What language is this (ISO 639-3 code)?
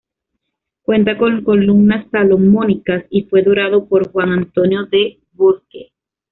spa